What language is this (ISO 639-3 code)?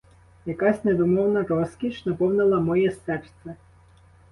ukr